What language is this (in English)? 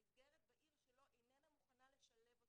Hebrew